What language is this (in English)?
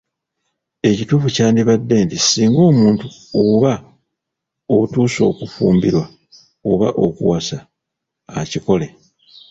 Ganda